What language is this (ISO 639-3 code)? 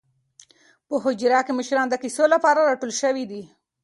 pus